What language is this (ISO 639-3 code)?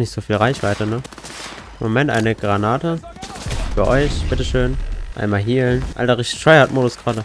deu